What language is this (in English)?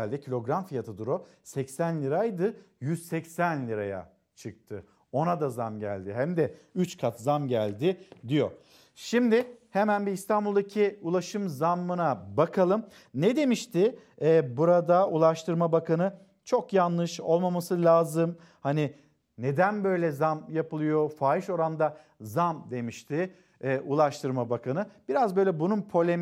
Turkish